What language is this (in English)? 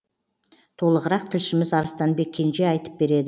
Kazakh